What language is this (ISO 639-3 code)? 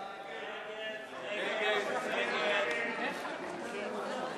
heb